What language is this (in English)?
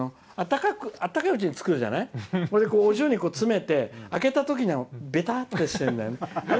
Japanese